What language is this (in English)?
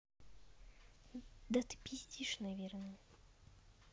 Russian